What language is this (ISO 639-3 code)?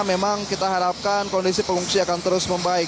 ind